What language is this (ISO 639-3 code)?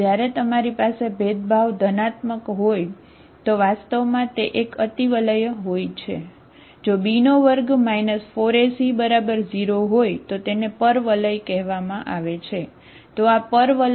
guj